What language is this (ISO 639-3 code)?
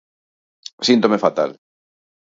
glg